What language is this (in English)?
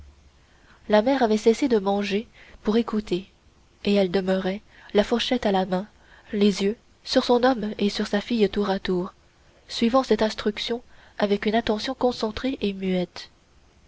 French